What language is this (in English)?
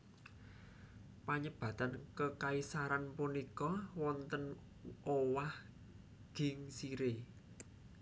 Javanese